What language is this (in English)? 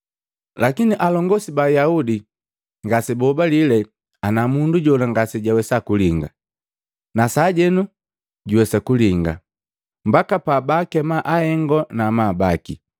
Matengo